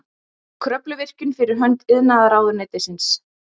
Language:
Icelandic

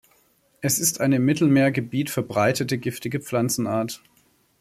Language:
German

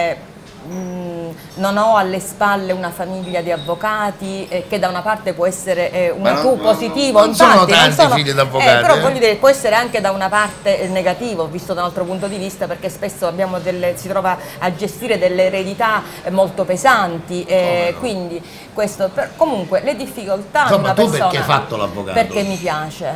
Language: Italian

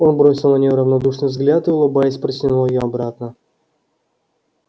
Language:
Russian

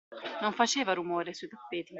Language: Italian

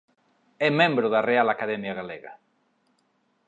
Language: Galician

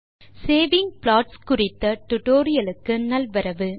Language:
Tamil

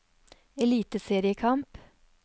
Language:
Norwegian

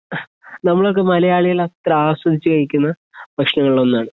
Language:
Malayalam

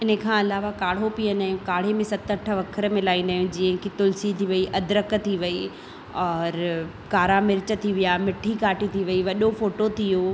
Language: Sindhi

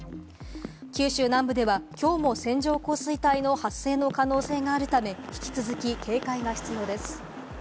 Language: Japanese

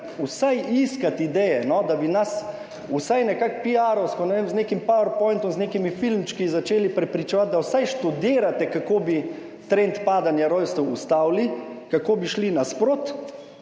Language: Slovenian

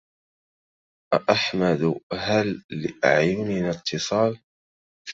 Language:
Arabic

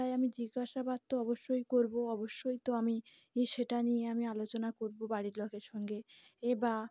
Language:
Bangla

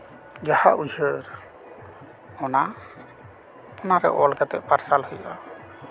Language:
Santali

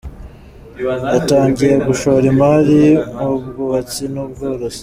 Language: Kinyarwanda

